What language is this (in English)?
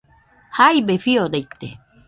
Nüpode Huitoto